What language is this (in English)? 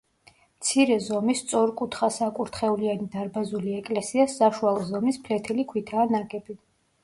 Georgian